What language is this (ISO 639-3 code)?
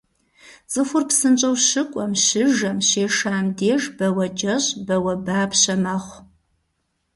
kbd